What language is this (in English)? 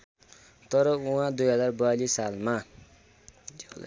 Nepali